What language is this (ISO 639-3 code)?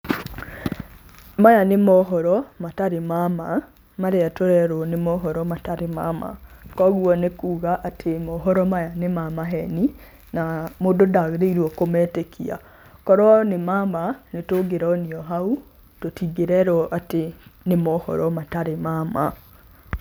kik